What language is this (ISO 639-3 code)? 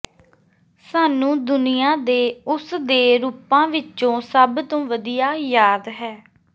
pan